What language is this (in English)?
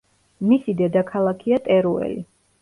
Georgian